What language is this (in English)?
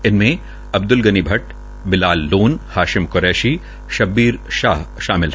Hindi